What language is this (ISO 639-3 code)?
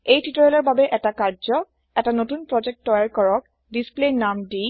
asm